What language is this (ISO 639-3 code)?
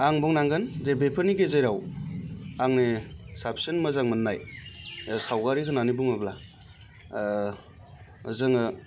brx